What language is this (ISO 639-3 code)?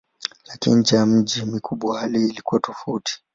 swa